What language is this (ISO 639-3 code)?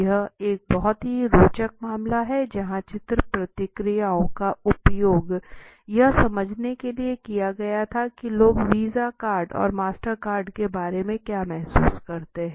hin